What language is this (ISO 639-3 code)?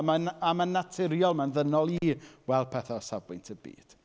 cym